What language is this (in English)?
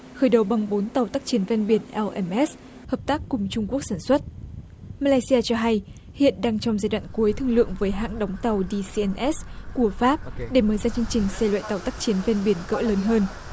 Vietnamese